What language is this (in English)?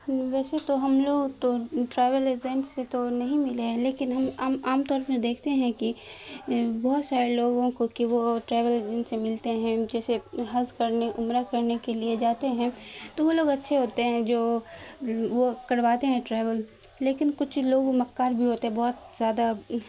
Urdu